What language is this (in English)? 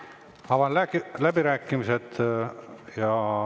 Estonian